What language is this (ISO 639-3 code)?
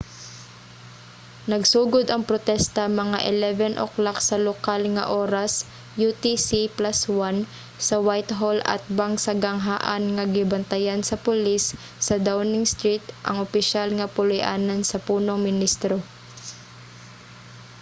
ceb